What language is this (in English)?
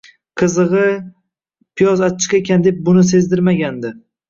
Uzbek